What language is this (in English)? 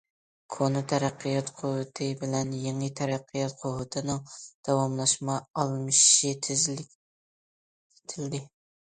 Uyghur